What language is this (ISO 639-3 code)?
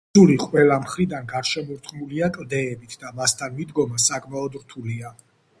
kat